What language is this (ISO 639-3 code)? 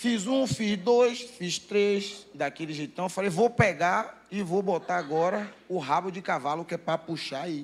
por